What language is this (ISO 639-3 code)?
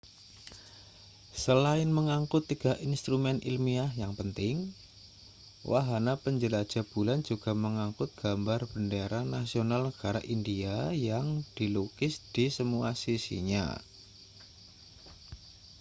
ind